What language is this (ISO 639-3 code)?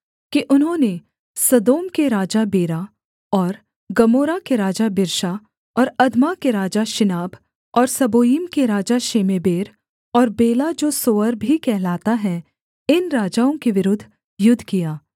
hin